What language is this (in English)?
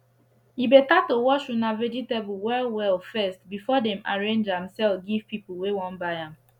Nigerian Pidgin